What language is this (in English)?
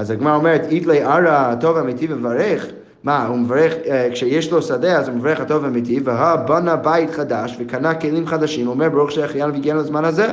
Hebrew